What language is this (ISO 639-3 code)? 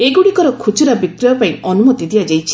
ori